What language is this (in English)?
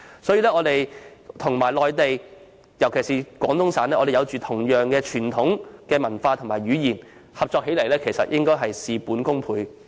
Cantonese